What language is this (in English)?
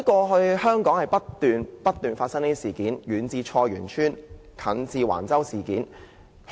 Cantonese